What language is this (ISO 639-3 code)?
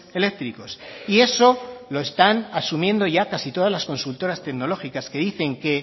spa